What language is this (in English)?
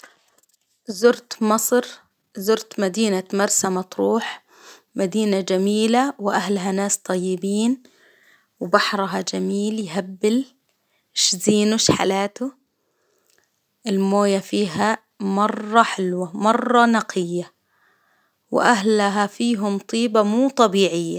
Hijazi Arabic